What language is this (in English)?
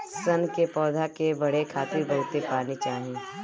Bhojpuri